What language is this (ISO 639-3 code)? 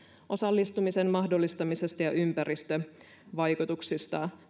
fin